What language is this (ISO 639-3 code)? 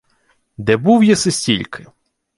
ukr